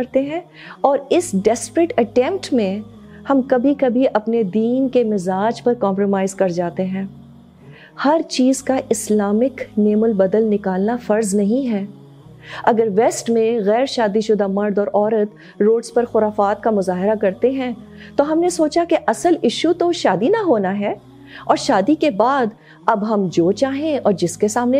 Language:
Urdu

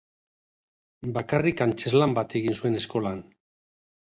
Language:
Basque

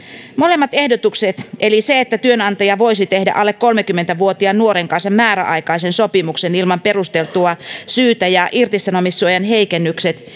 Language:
Finnish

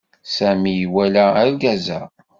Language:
Kabyle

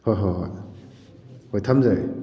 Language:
Manipuri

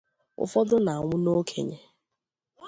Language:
Igbo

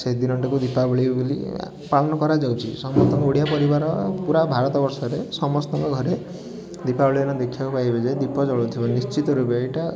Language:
Odia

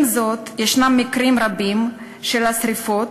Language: Hebrew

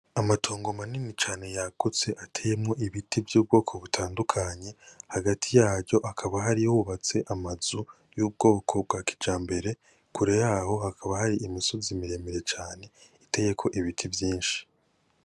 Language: Rundi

